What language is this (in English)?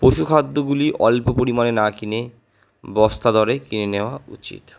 Bangla